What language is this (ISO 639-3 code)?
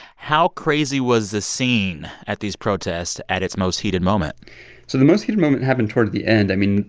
eng